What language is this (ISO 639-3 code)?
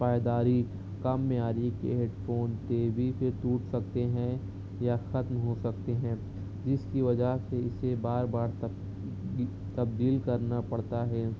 urd